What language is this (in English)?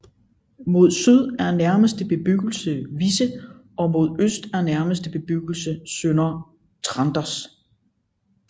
Danish